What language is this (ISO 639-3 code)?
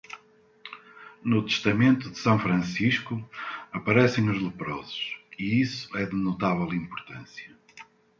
por